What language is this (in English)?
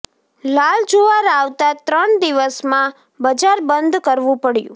Gujarati